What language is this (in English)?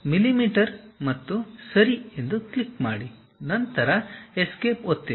Kannada